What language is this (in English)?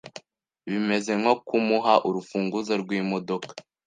Kinyarwanda